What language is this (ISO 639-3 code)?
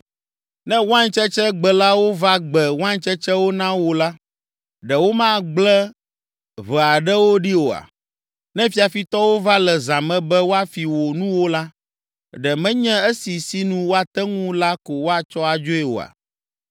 ewe